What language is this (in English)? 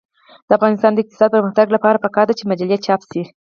Pashto